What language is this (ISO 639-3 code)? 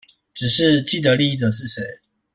zho